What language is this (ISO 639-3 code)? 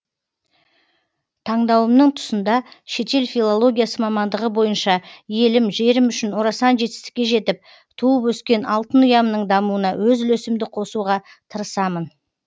kaz